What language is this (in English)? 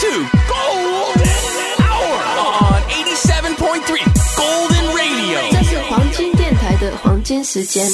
Japanese